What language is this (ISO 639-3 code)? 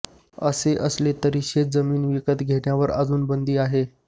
mar